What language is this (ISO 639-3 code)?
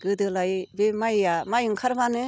brx